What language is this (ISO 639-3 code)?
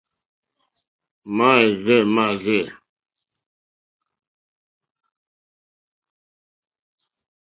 bri